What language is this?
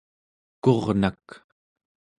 Central Yupik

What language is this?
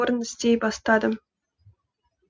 Kazakh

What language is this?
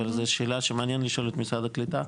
Hebrew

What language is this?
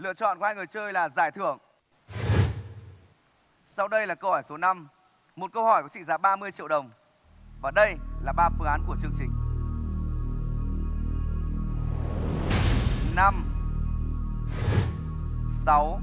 Vietnamese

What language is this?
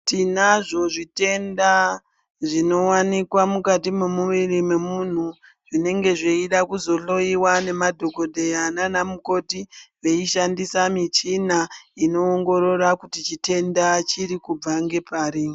Ndau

